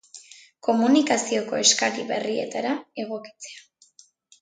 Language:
Basque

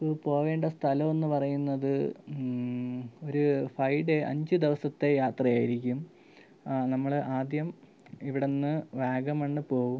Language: Malayalam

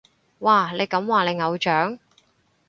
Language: Cantonese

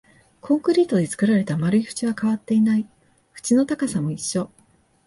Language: Japanese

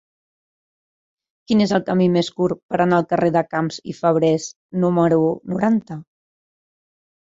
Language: Catalan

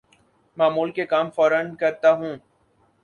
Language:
Urdu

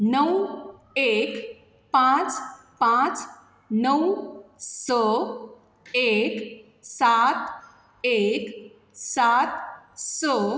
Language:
Konkani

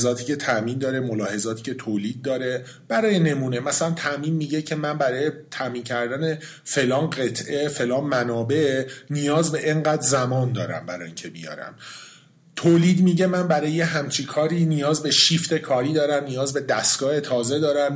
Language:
Persian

